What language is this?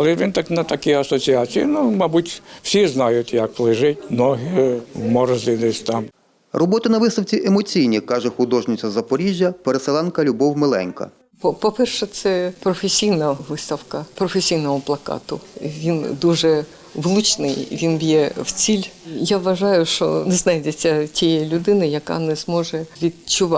Ukrainian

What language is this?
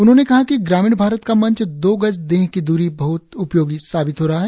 Hindi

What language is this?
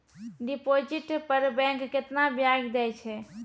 Maithili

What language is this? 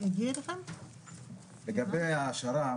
Hebrew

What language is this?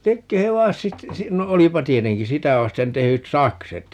Finnish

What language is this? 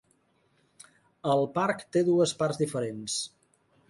Catalan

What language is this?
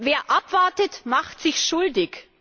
German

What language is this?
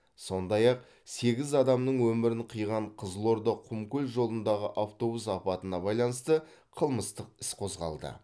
Kazakh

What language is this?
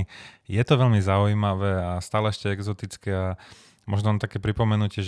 Slovak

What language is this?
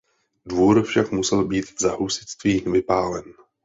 Czech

